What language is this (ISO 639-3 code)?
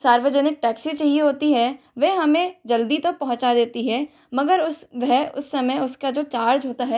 hin